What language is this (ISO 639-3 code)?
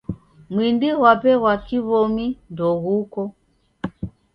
dav